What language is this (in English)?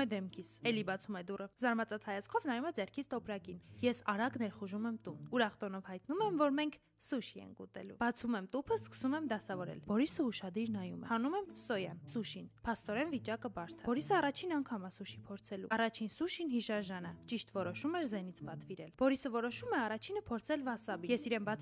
Romanian